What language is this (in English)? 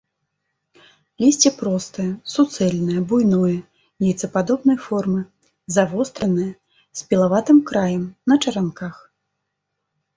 Belarusian